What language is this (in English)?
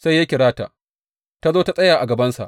Hausa